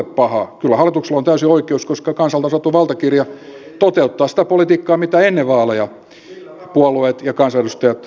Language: Finnish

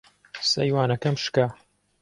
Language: Central Kurdish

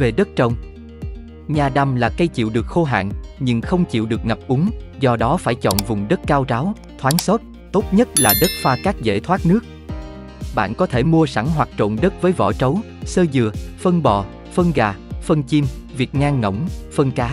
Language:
Vietnamese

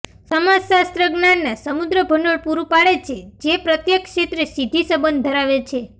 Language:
Gujarati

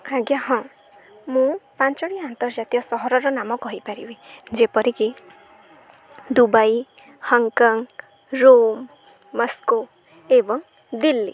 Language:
Odia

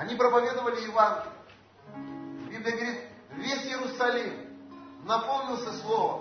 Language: Russian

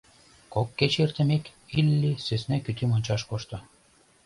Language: Mari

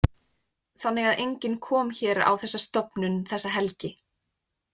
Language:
Icelandic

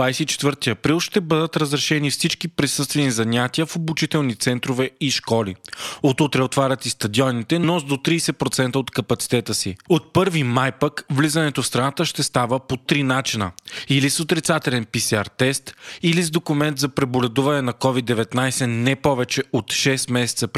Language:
Bulgarian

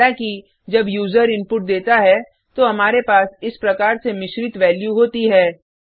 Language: Hindi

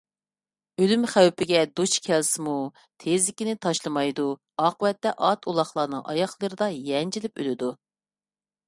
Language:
Uyghur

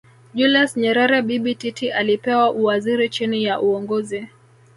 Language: Swahili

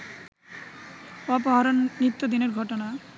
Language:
Bangla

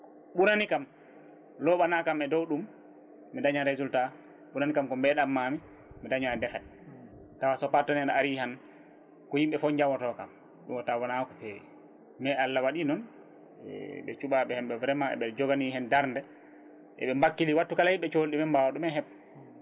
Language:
Fula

